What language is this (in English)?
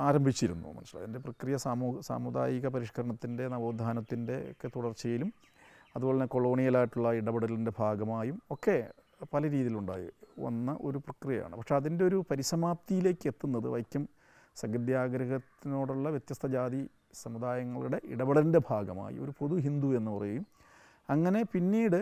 Malayalam